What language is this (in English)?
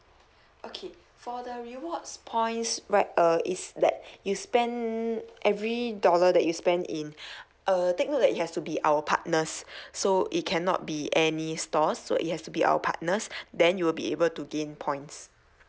English